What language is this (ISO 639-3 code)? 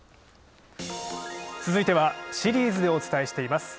jpn